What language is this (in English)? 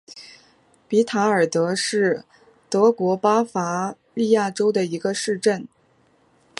Chinese